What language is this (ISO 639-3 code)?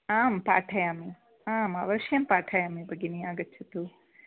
san